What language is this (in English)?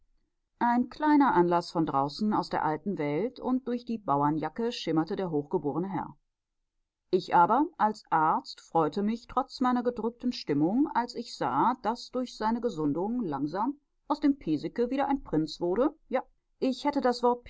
German